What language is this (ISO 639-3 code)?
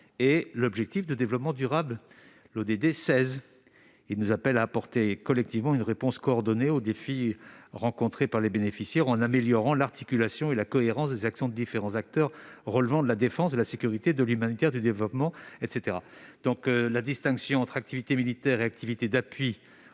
fra